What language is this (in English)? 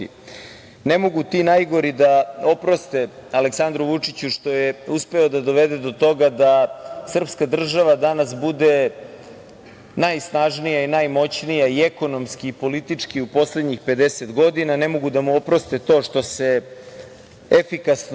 Serbian